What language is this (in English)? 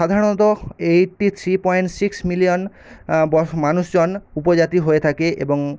Bangla